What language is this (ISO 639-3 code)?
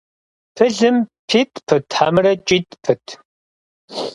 kbd